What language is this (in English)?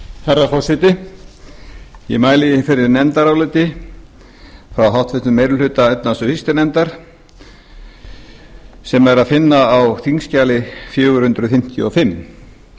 Icelandic